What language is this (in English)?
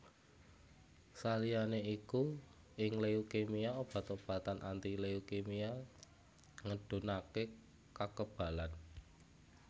Javanese